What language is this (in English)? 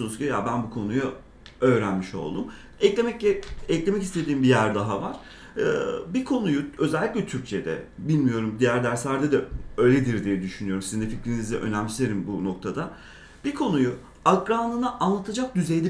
Turkish